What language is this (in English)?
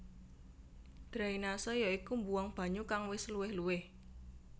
Javanese